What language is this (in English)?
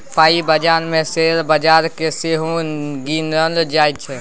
Maithili